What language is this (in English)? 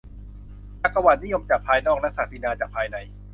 Thai